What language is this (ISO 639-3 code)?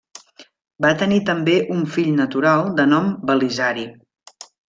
cat